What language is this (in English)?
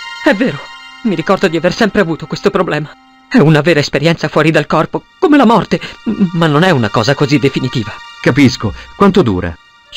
Italian